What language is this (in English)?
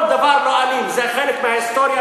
Hebrew